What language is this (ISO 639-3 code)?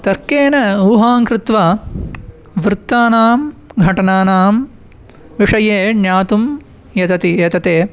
san